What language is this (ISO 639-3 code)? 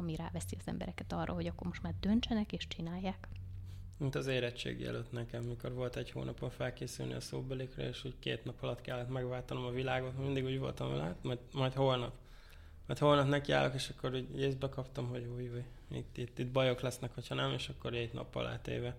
hun